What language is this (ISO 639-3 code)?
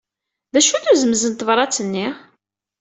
kab